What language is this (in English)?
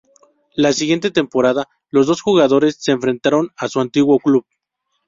Spanish